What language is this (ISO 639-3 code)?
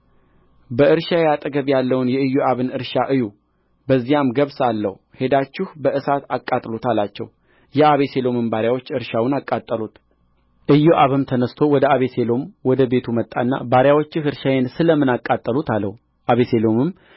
amh